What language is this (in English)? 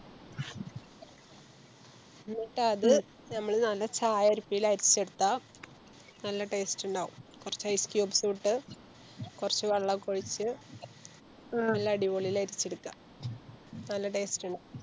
Malayalam